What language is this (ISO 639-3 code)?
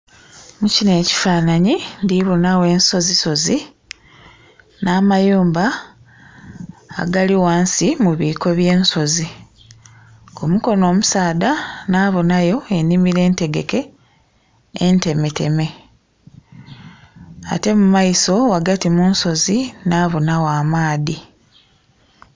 xog